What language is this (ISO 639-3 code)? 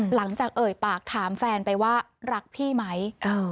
tha